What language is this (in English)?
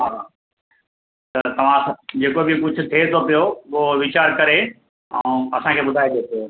Sindhi